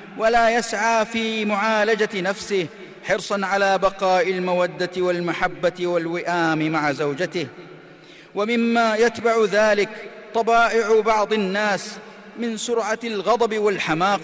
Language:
Arabic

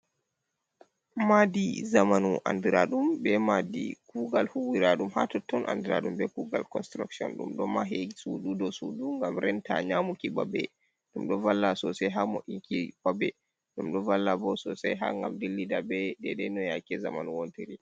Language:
Fula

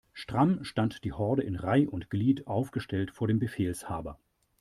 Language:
German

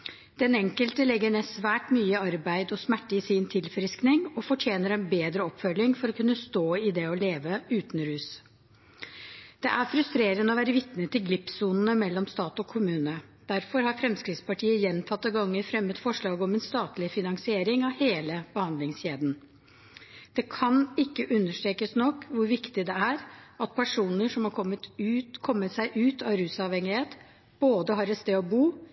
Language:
Norwegian Bokmål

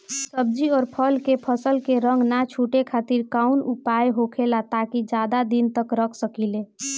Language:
Bhojpuri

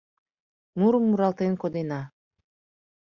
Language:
Mari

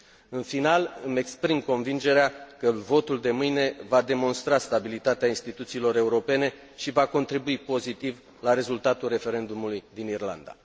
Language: Romanian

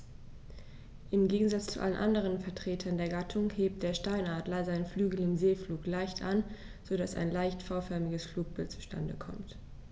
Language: German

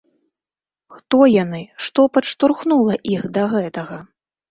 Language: Belarusian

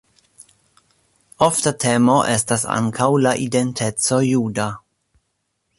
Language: Esperanto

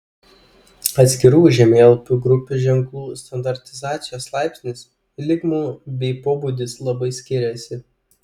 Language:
Lithuanian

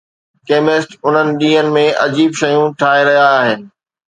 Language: Sindhi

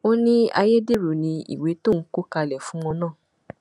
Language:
Yoruba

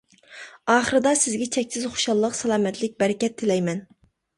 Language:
Uyghur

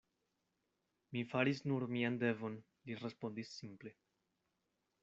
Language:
Esperanto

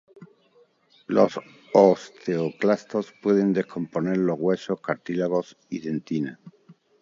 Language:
Spanish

